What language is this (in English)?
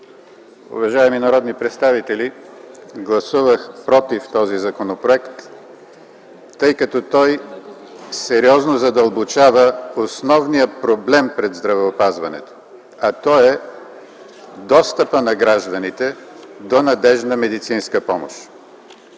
Bulgarian